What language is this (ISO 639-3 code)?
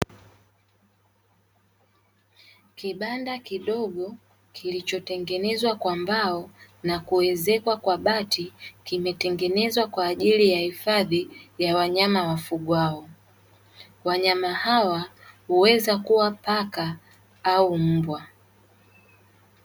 swa